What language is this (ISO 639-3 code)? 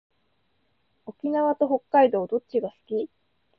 jpn